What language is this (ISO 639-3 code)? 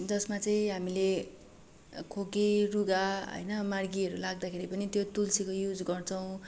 nep